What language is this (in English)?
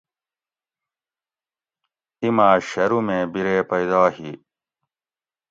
Gawri